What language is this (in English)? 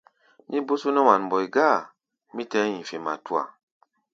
Gbaya